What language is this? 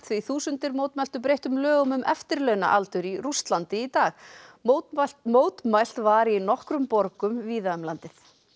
Icelandic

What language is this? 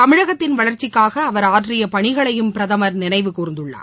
Tamil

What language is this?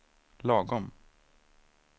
Swedish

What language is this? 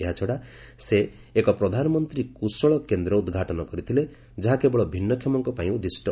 Odia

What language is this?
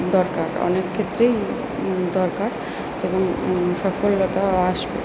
Bangla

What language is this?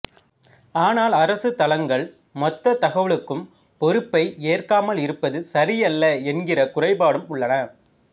Tamil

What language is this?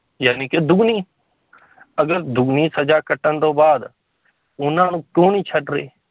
Punjabi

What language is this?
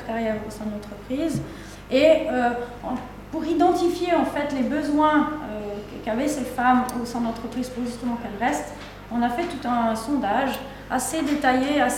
French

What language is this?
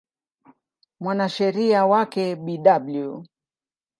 Swahili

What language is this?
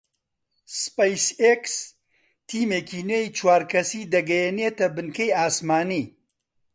Central Kurdish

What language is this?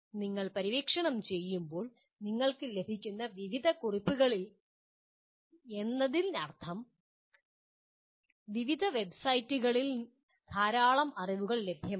Malayalam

